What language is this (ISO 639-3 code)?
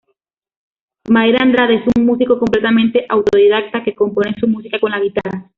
spa